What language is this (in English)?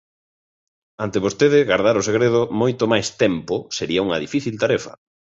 Galician